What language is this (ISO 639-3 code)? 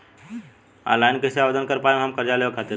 bho